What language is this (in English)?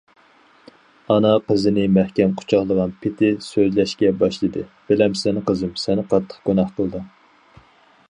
Uyghur